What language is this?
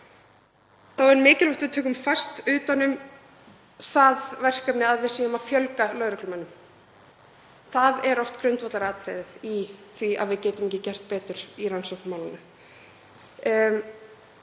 Icelandic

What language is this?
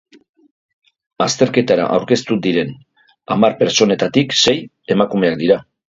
Basque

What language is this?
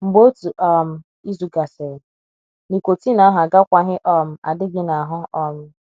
Igbo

